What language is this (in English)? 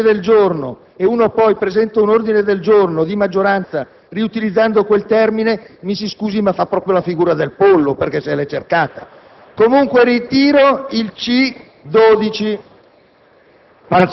Italian